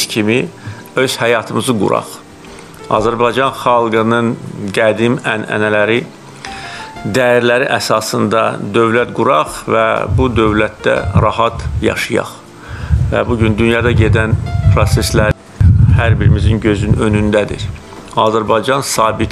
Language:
Turkish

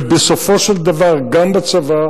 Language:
Hebrew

